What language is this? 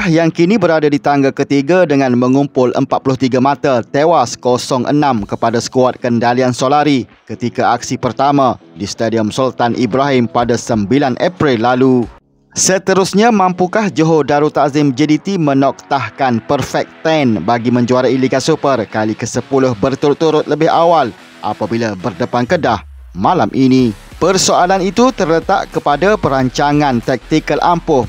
Malay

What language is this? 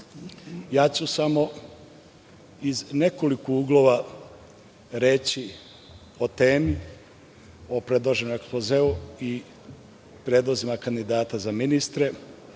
Serbian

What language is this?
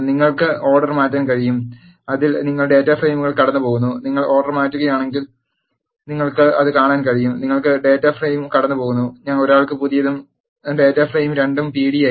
Malayalam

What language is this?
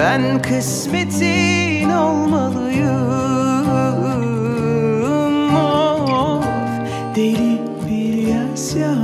Turkish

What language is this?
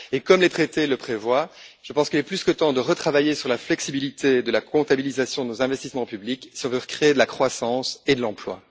French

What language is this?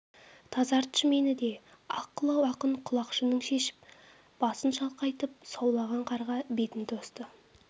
Kazakh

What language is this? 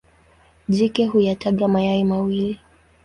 Swahili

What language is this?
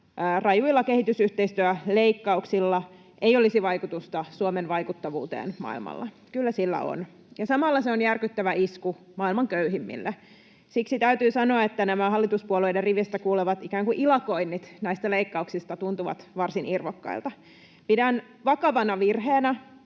Finnish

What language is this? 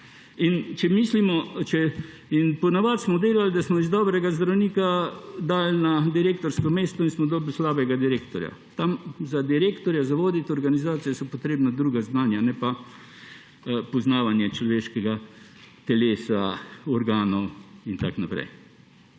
Slovenian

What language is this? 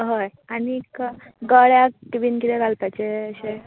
Konkani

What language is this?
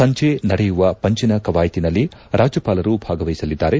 Kannada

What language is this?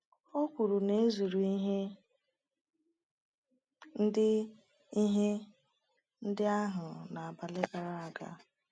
Igbo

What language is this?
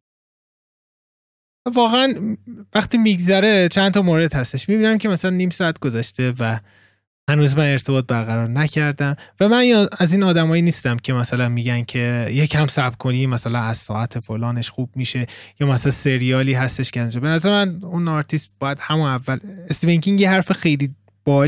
Persian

